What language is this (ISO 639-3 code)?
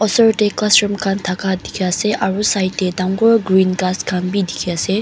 nag